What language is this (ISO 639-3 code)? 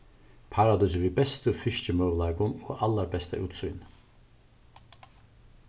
fao